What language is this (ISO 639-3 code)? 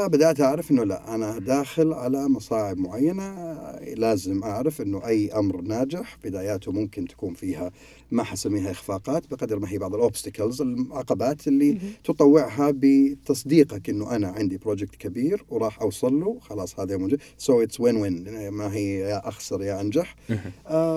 ara